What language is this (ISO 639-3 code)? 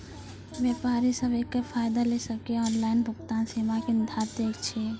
mai